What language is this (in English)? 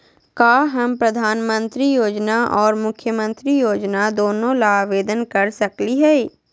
Magahi